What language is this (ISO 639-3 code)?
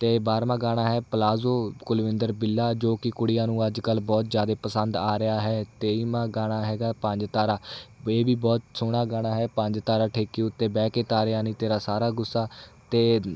pan